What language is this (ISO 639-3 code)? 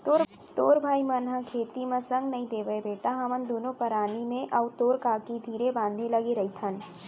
hne